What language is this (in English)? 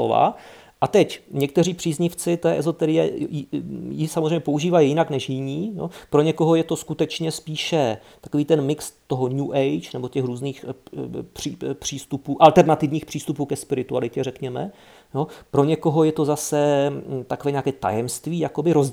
Czech